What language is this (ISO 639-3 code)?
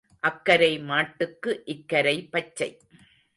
tam